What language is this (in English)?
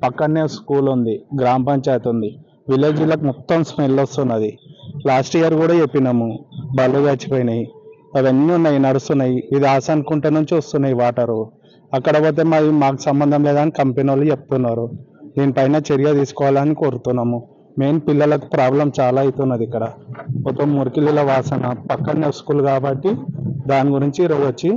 Telugu